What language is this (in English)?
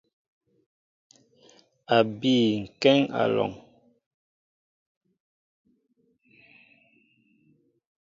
Mbo (Cameroon)